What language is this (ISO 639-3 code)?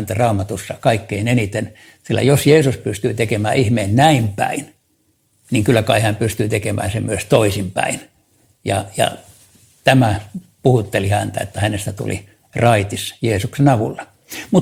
fin